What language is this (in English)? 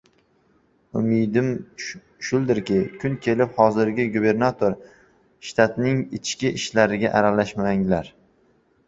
Uzbek